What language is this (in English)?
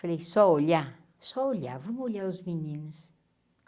Portuguese